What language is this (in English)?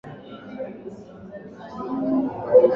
Swahili